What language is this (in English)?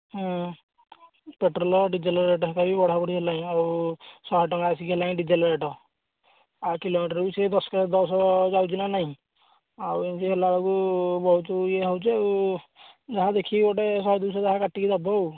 Odia